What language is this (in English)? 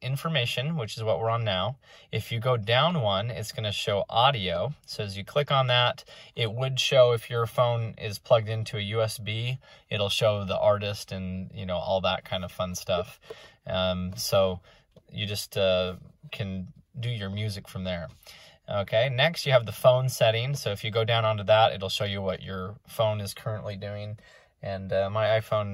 English